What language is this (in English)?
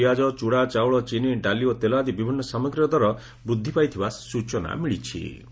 Odia